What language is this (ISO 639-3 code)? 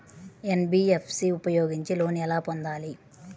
tel